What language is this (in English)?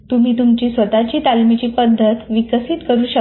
Marathi